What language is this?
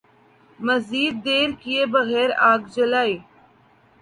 Urdu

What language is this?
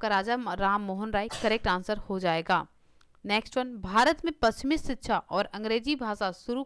Hindi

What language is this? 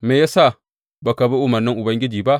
Hausa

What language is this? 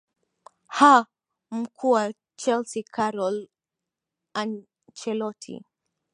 Swahili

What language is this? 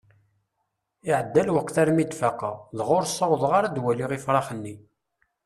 Kabyle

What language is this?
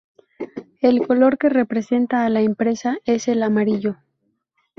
Spanish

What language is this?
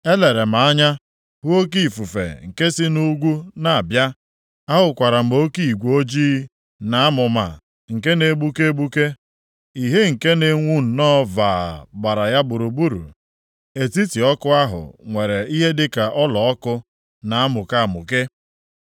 Igbo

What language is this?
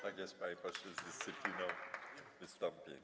Polish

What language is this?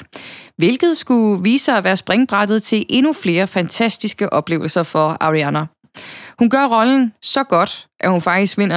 Danish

